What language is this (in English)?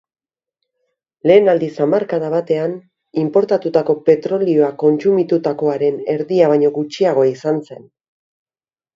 Basque